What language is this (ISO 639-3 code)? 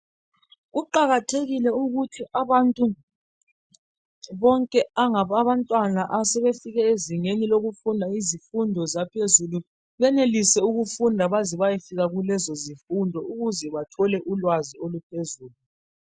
nde